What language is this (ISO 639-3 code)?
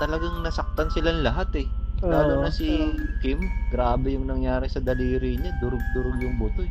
fil